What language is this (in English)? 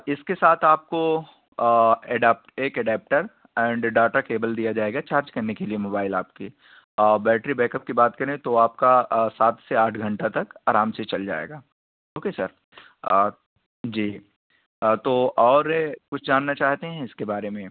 Urdu